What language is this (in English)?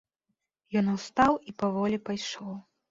Belarusian